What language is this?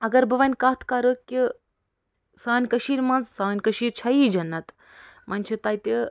Kashmiri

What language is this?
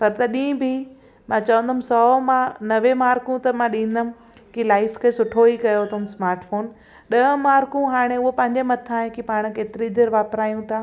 Sindhi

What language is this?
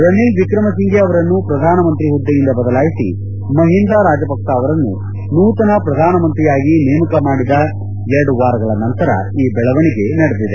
Kannada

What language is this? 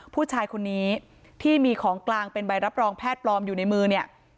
Thai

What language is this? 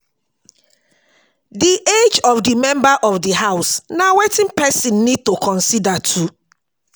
Nigerian Pidgin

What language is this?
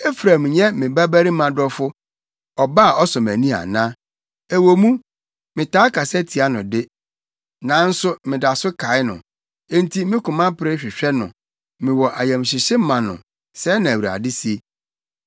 Akan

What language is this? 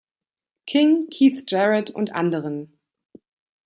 German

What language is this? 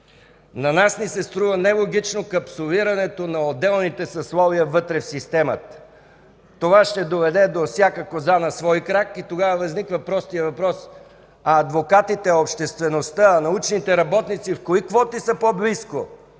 Bulgarian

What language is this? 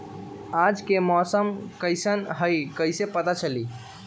Magahi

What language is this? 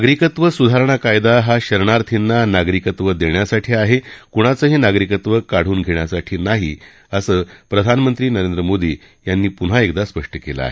Marathi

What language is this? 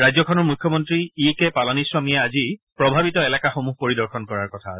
Assamese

